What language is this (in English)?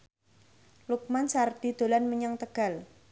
Javanese